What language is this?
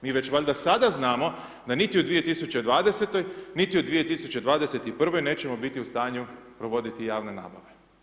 Croatian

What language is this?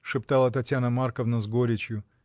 Russian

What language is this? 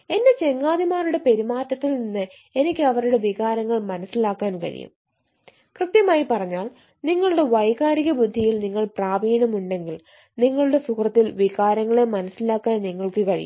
Malayalam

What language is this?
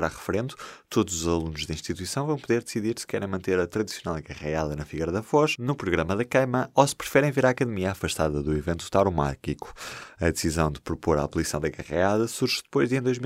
Portuguese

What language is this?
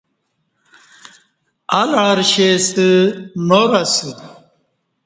Kati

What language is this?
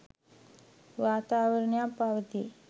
Sinhala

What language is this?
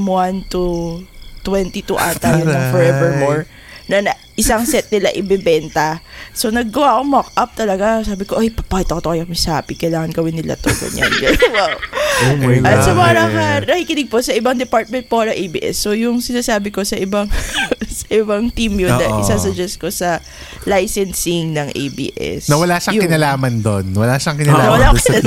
Filipino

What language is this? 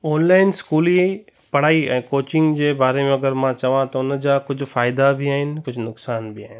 Sindhi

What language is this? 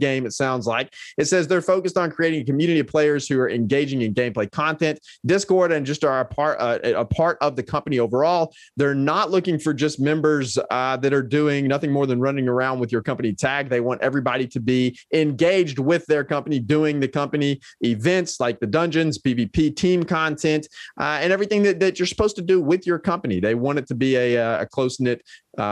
English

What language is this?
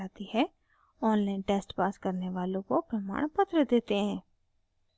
Hindi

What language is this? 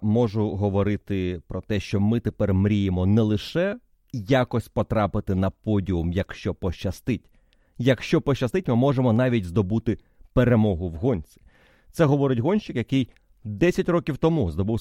Ukrainian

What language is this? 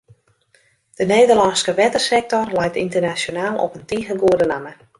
Western Frisian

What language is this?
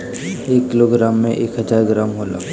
Bhojpuri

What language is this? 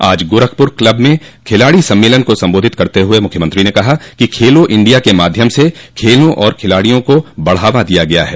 Hindi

